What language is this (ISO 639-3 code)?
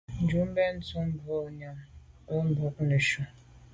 byv